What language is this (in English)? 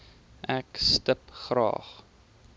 Afrikaans